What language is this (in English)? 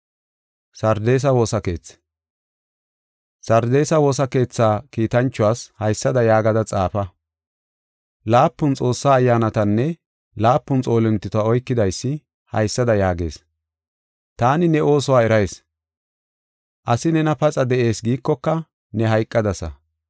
Gofa